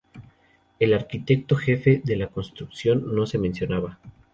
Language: Spanish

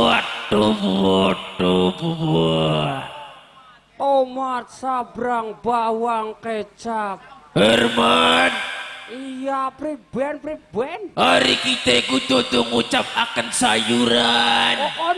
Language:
Indonesian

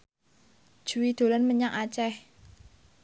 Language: Javanese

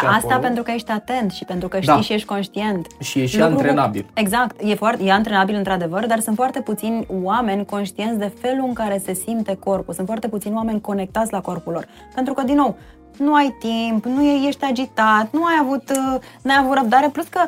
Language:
Romanian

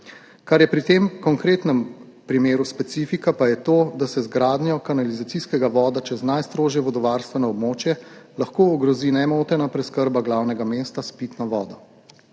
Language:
Slovenian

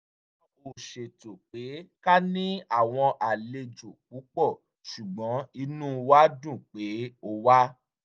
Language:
Yoruba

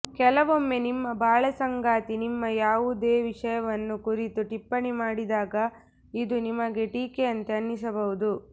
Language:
Kannada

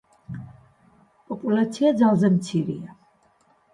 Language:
Georgian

